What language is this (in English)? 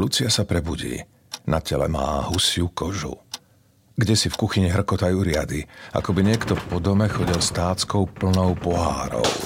Slovak